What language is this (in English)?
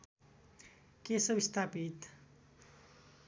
Nepali